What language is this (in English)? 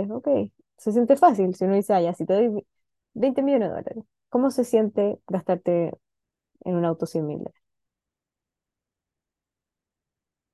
Spanish